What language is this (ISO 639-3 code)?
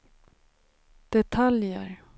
swe